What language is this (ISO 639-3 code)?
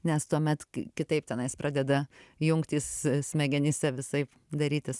lit